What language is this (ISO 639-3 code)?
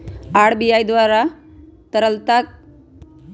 mag